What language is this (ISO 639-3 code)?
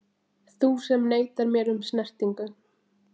isl